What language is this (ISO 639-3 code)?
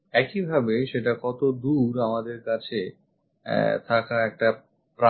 ben